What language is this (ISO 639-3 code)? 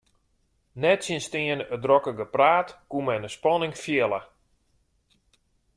fry